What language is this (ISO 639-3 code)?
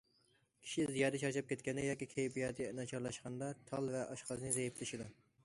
uig